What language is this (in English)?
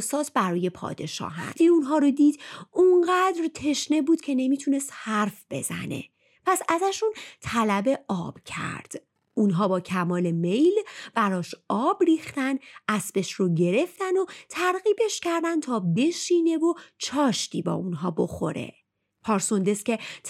Persian